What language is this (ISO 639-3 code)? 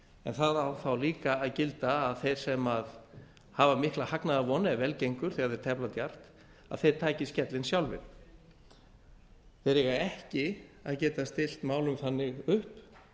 isl